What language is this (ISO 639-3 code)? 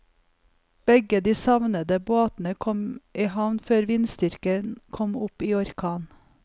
nor